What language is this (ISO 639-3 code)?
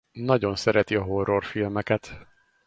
hun